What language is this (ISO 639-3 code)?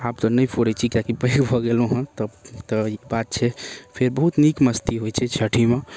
mai